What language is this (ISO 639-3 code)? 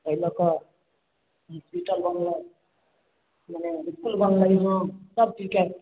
mai